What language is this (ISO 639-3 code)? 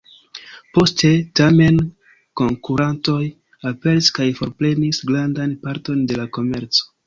epo